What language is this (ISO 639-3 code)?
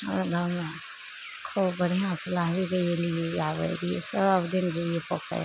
mai